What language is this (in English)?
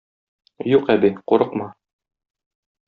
Tatar